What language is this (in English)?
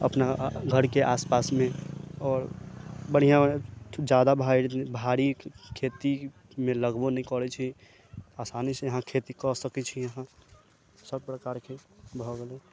Maithili